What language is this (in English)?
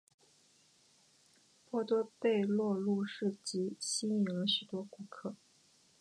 Chinese